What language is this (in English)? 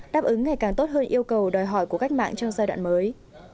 Vietnamese